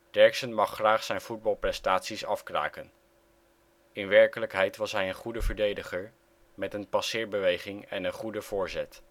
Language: Dutch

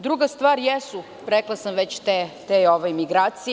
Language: Serbian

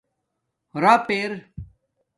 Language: Domaaki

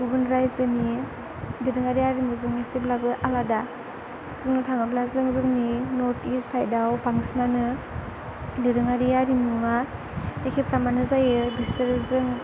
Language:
Bodo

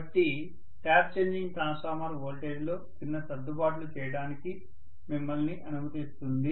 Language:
Telugu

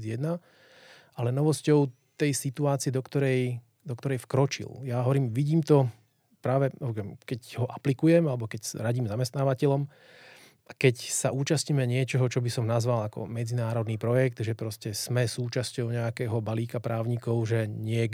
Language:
Slovak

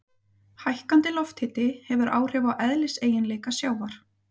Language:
Icelandic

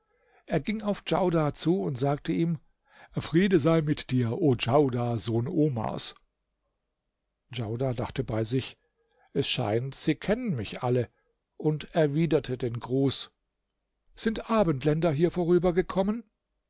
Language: German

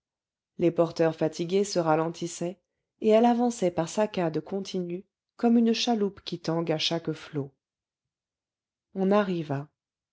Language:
French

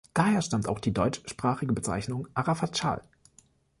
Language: German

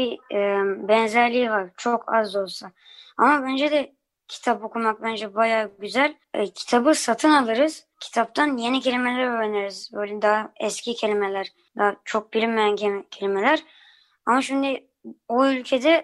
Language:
Turkish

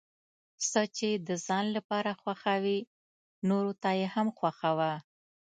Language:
Pashto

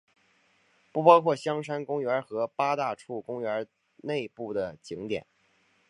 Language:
Chinese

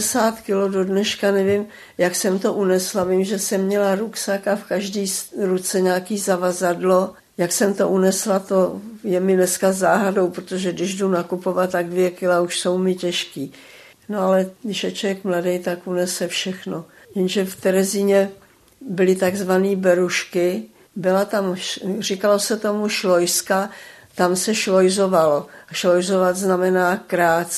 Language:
Czech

